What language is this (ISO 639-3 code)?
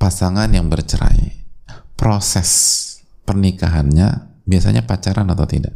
ind